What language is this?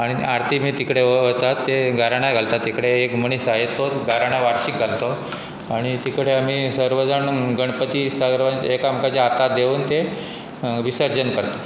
Konkani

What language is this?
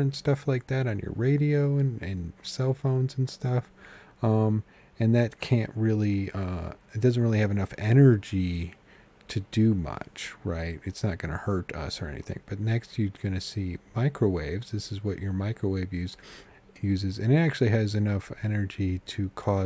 English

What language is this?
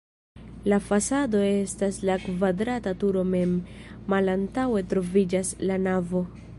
Esperanto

